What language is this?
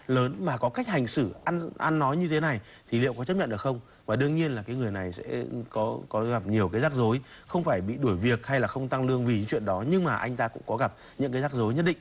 Vietnamese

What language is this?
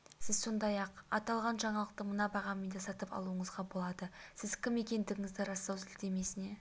Kazakh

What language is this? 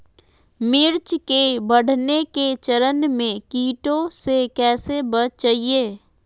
Magahi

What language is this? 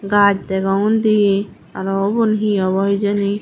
Chakma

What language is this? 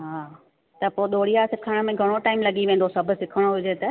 Sindhi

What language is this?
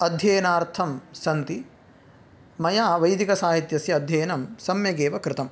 Sanskrit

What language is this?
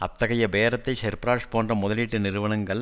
Tamil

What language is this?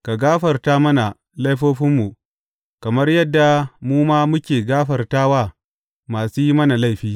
Hausa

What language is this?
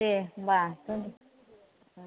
Bodo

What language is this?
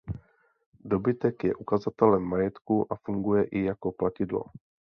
Czech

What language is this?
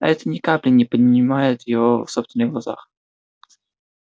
Russian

